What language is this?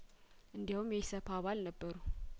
Amharic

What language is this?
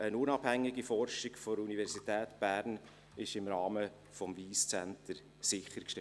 Swiss German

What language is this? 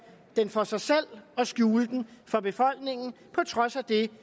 Danish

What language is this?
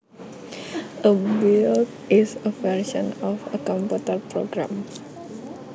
Javanese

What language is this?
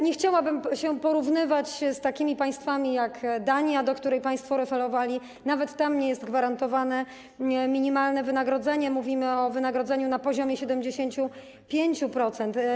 Polish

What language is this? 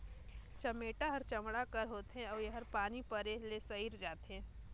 Chhattisgarhi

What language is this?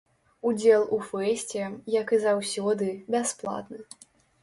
Belarusian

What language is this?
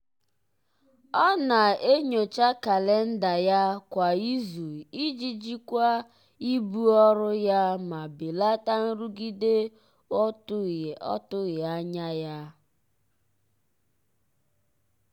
Igbo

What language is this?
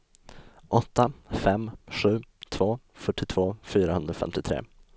Swedish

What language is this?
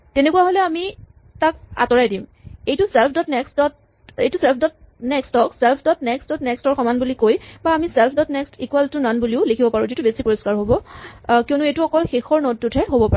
Assamese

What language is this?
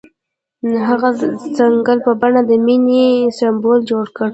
Pashto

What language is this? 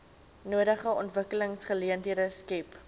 Afrikaans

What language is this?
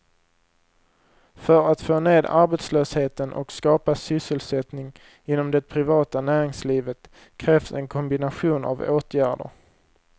Swedish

